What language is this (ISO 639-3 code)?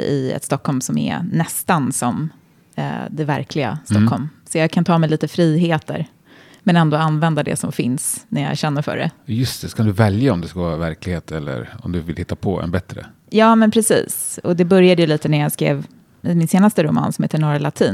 swe